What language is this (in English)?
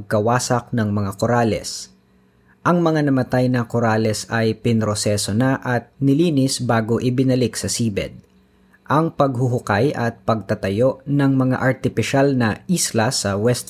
Filipino